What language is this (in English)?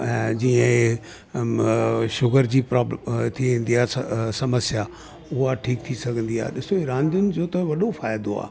Sindhi